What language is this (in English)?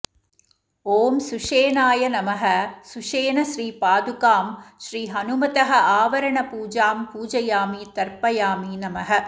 Sanskrit